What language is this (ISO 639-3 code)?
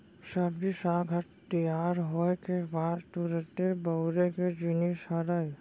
hne